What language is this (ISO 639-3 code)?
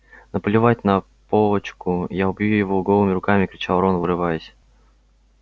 rus